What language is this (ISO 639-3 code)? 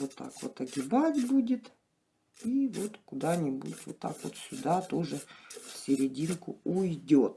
rus